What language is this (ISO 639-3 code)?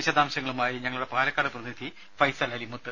mal